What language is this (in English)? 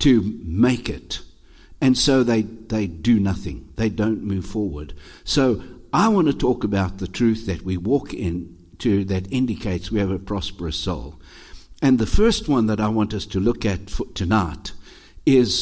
English